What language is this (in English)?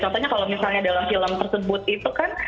Indonesian